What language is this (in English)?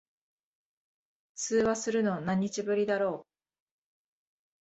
Japanese